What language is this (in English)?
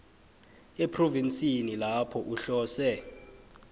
South Ndebele